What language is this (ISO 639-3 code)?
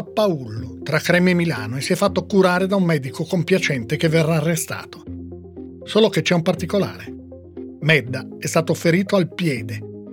ita